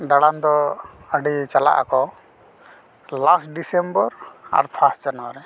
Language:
Santali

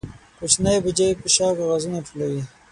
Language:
Pashto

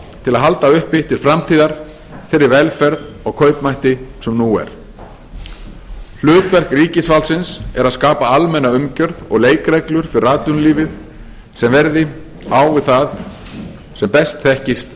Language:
Icelandic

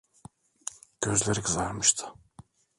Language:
Turkish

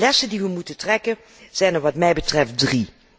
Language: Dutch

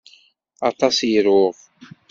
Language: Kabyle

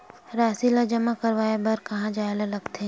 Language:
Chhattisgarhi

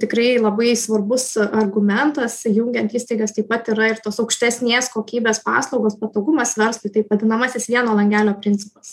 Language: Lithuanian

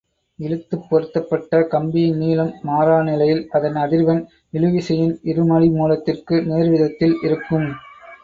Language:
Tamil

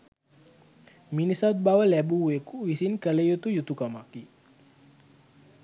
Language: Sinhala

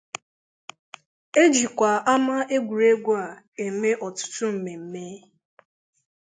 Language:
Igbo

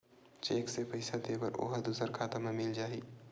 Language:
Chhattisgarhi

